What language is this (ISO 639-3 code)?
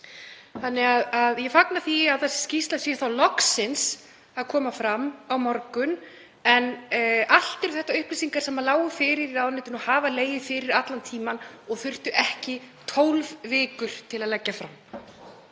isl